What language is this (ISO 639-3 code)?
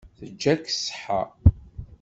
kab